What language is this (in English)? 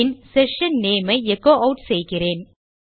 Tamil